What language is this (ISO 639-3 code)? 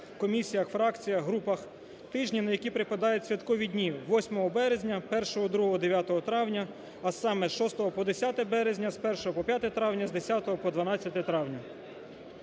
ukr